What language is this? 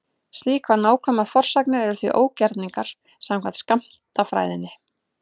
Icelandic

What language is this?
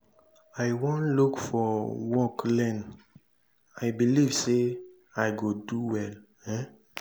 Nigerian Pidgin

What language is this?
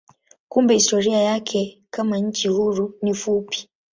Swahili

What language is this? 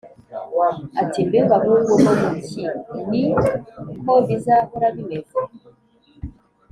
Kinyarwanda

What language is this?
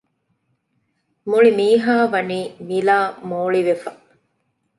Divehi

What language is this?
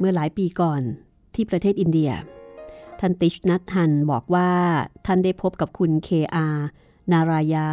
Thai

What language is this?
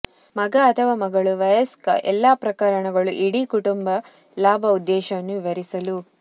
Kannada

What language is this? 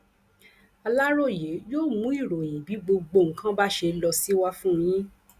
Yoruba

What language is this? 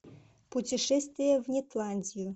Russian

